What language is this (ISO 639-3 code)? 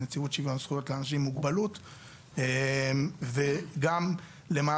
heb